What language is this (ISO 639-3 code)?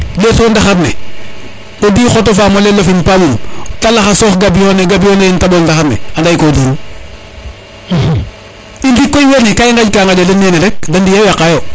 srr